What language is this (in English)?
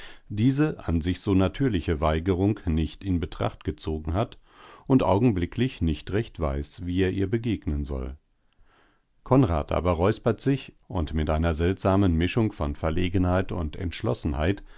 German